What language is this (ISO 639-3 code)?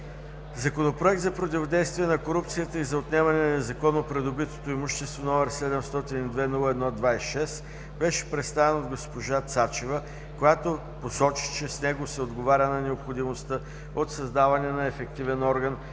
bul